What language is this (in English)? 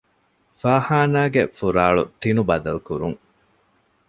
Divehi